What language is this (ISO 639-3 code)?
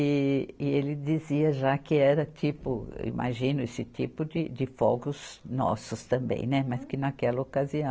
por